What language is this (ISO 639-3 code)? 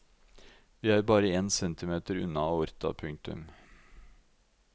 nor